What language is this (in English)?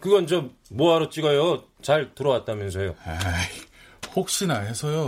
Korean